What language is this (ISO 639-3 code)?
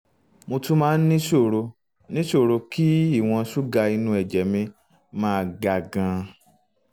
yor